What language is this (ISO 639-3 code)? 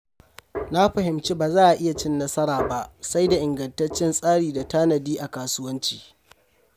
hau